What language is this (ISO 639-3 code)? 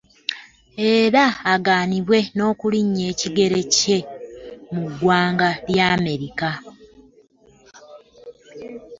lug